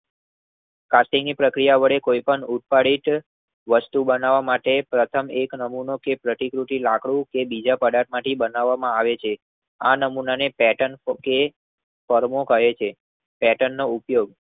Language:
Gujarati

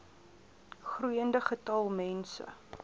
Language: Afrikaans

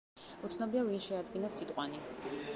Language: Georgian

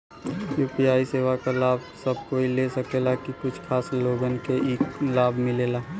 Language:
Bhojpuri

